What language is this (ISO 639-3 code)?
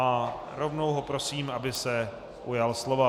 ces